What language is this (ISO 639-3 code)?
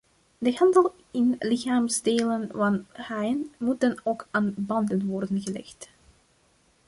nld